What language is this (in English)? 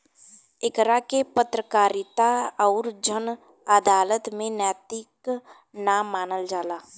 Bhojpuri